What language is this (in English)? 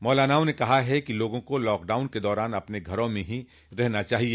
Hindi